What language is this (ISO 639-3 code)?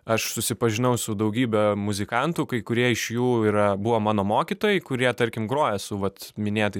lit